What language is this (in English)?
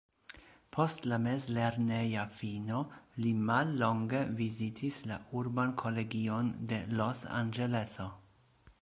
Esperanto